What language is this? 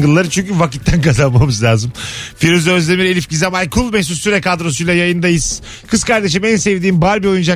Turkish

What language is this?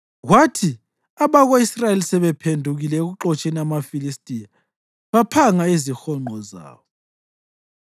North Ndebele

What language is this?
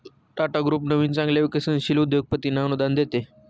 Marathi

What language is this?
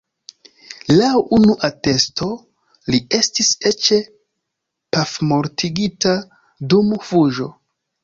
Esperanto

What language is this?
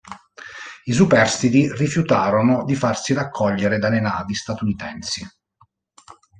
Italian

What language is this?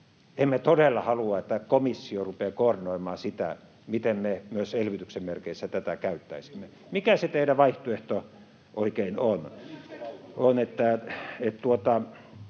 Finnish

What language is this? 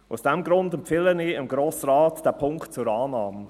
Swiss German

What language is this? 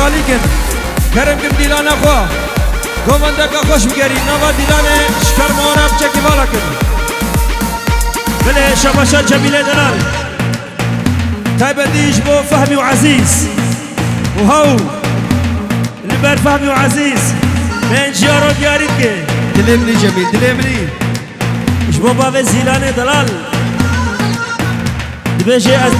Arabic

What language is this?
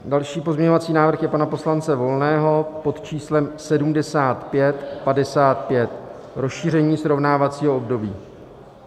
Czech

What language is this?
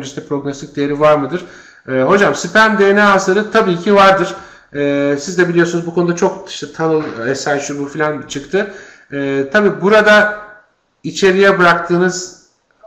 Turkish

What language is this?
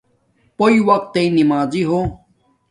Domaaki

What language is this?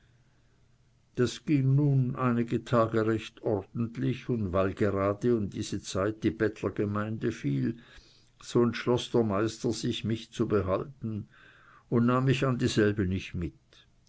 German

